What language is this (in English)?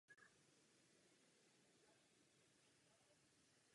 Czech